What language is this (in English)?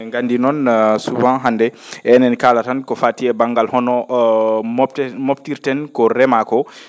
Fula